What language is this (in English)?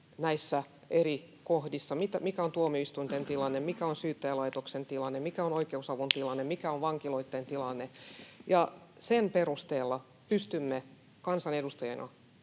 Finnish